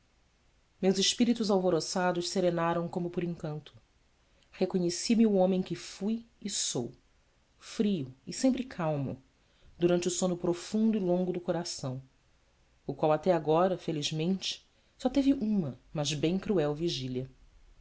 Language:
Portuguese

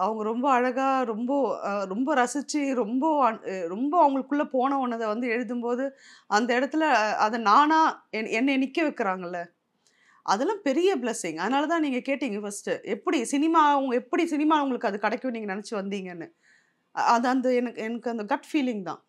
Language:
Tamil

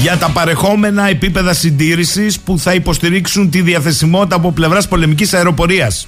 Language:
Greek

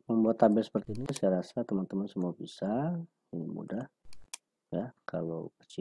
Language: Indonesian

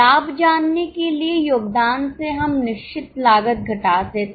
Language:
Hindi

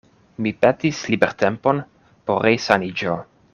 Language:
Esperanto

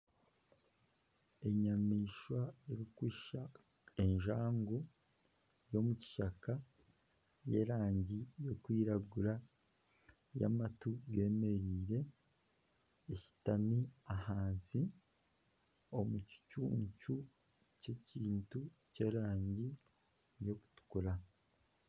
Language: Nyankole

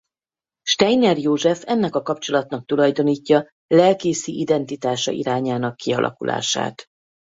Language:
Hungarian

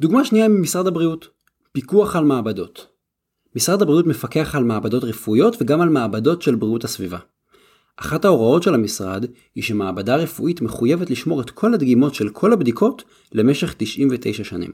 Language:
Hebrew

